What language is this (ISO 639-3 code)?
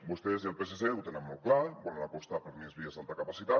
cat